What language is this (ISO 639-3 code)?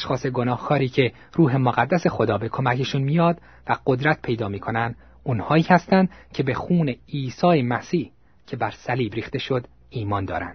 fas